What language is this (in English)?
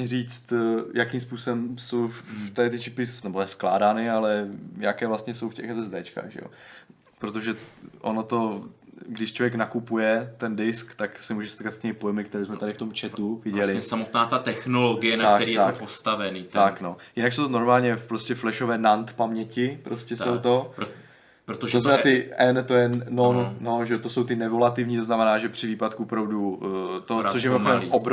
Czech